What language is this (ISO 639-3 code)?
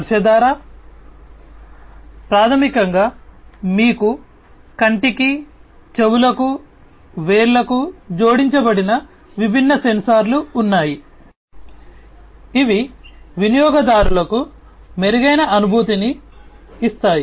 tel